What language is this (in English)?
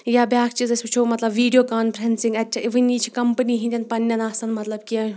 Kashmiri